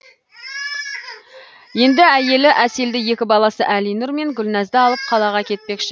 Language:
Kazakh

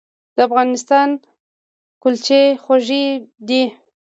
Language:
Pashto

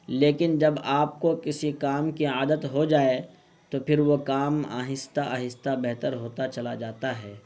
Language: Urdu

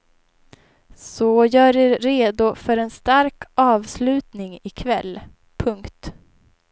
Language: Swedish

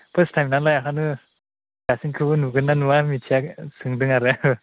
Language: Bodo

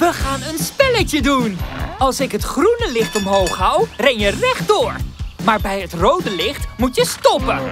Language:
Dutch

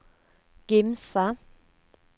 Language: Norwegian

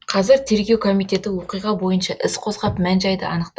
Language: Kazakh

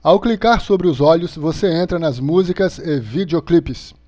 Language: Portuguese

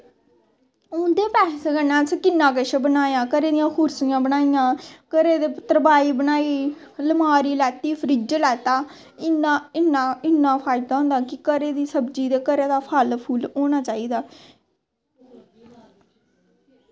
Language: Dogri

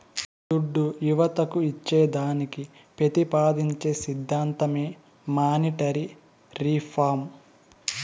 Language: Telugu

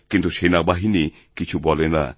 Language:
Bangla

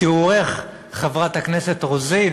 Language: Hebrew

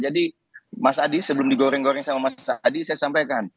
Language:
Indonesian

